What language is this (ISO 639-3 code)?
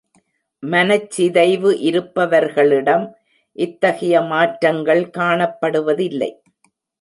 tam